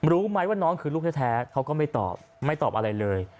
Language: Thai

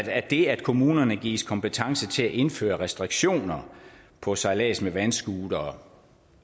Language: Danish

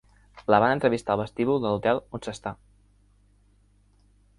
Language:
Catalan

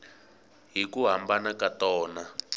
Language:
Tsonga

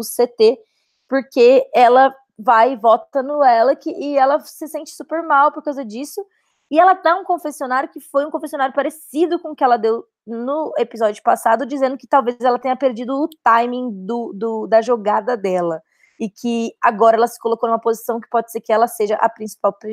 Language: Portuguese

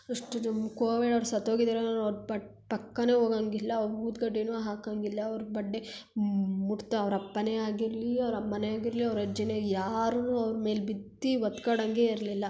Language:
Kannada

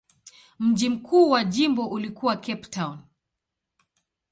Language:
Swahili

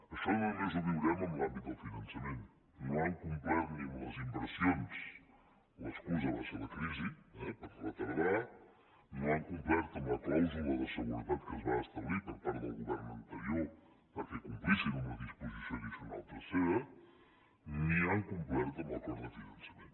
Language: Catalan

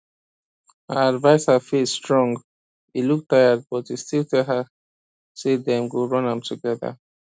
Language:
Nigerian Pidgin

